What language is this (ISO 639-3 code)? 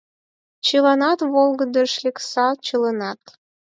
chm